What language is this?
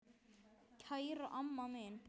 Icelandic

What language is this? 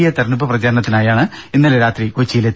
Malayalam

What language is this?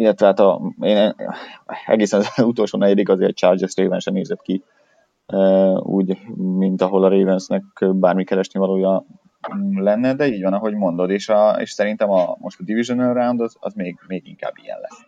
Hungarian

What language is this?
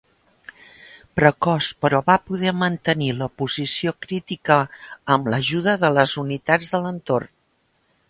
Catalan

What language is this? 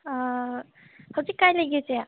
Manipuri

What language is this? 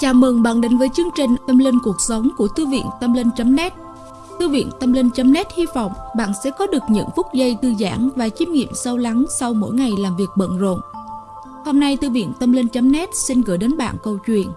Vietnamese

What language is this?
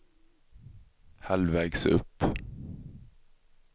Swedish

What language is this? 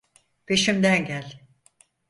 Turkish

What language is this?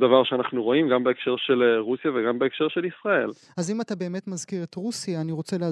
Hebrew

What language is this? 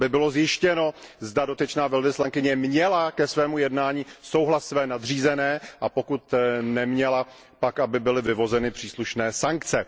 Czech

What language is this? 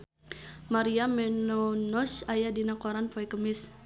Sundanese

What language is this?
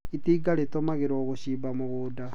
Kikuyu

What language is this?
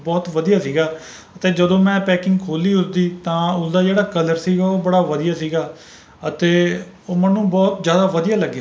Punjabi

